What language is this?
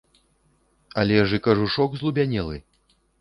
Belarusian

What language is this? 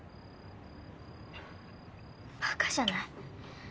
Japanese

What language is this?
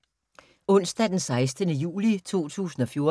Danish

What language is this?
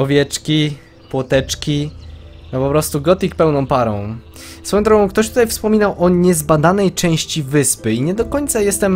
Polish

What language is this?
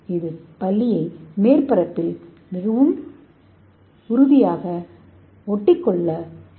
Tamil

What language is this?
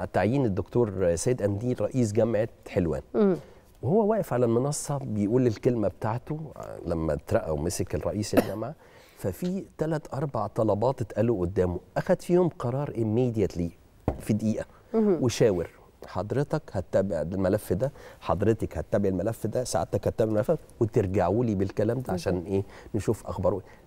Arabic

